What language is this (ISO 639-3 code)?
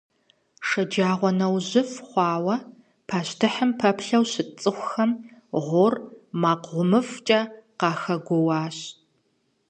kbd